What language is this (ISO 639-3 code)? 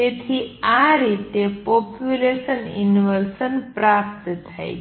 guj